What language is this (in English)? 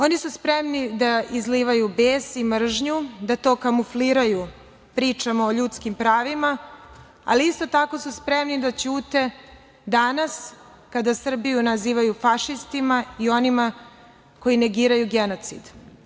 Serbian